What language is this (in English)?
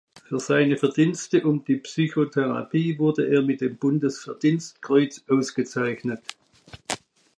German